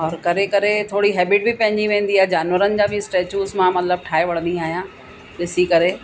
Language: Sindhi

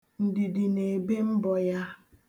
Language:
Igbo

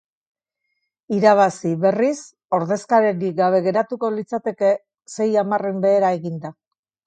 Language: Basque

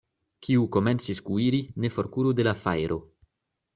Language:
Esperanto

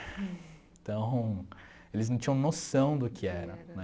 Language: Portuguese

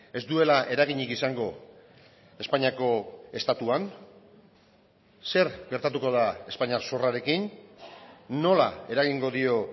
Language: Basque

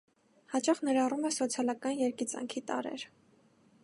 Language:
Armenian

